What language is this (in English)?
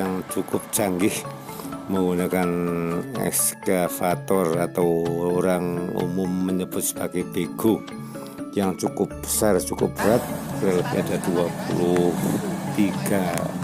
Indonesian